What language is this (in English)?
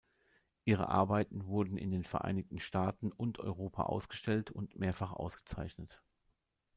German